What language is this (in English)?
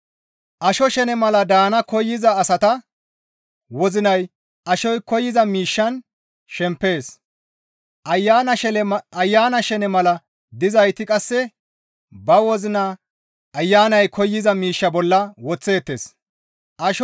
Gamo